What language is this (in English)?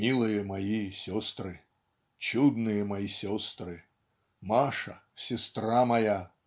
Russian